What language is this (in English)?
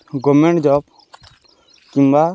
Odia